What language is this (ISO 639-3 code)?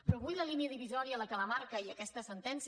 cat